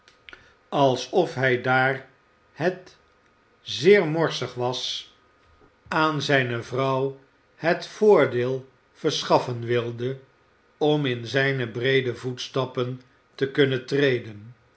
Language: Dutch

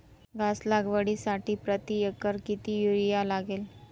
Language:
Marathi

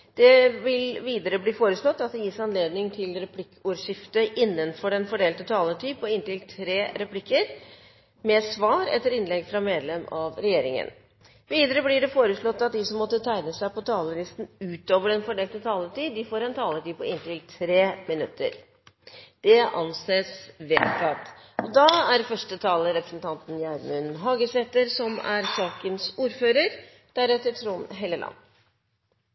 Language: Norwegian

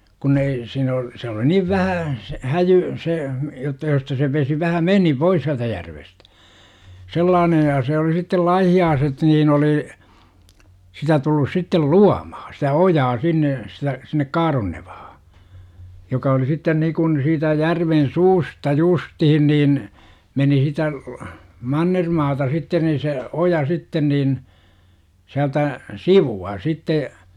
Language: Finnish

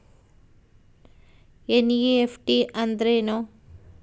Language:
Kannada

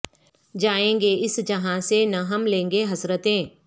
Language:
Urdu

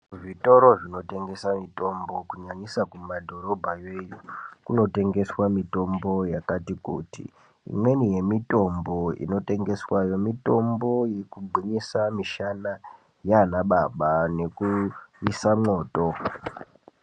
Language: Ndau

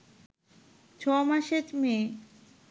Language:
Bangla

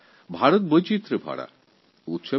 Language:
Bangla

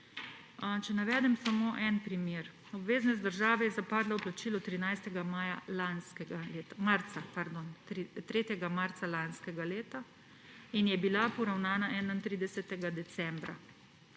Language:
Slovenian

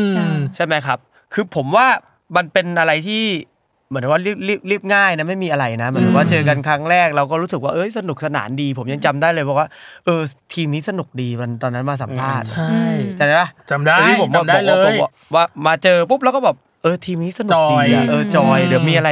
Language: Thai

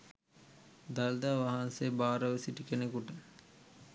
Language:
Sinhala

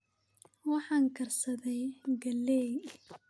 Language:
Somali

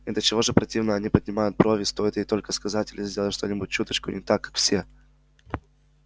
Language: Russian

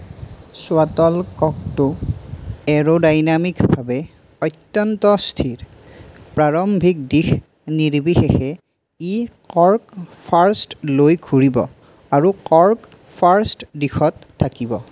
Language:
Assamese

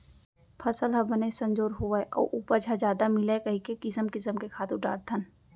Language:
Chhattisgarhi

